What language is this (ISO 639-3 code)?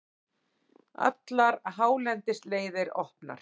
isl